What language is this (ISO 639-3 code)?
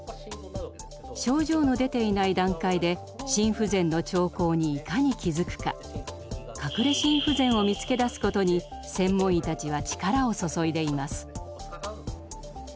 jpn